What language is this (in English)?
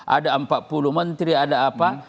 Indonesian